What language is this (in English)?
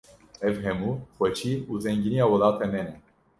Kurdish